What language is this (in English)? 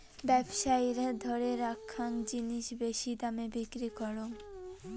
Bangla